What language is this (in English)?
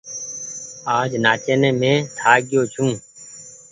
Goaria